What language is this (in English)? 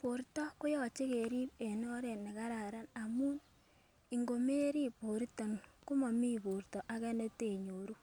Kalenjin